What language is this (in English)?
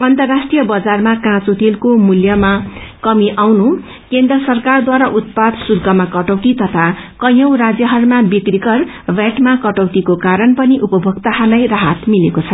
Nepali